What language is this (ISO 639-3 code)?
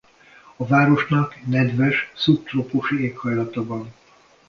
hun